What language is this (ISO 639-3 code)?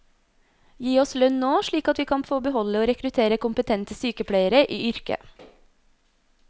nor